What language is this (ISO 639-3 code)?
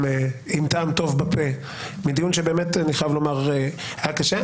heb